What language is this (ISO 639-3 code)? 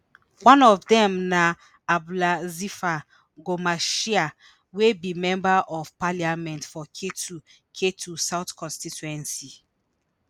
pcm